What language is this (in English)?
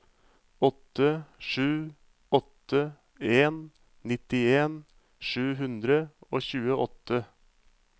Norwegian